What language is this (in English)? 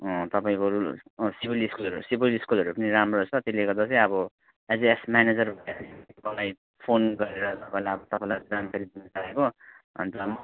Nepali